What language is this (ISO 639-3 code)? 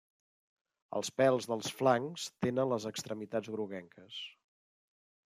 cat